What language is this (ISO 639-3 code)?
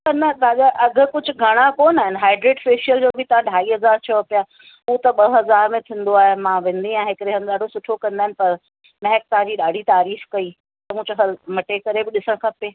snd